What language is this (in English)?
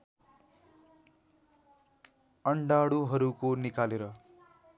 Nepali